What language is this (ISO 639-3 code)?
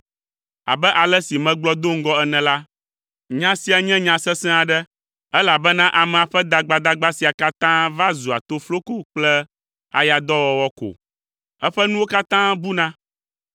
ewe